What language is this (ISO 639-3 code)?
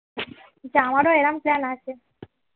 ben